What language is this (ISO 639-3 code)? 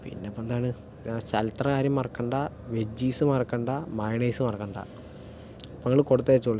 mal